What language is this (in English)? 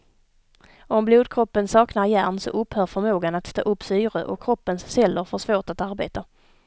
Swedish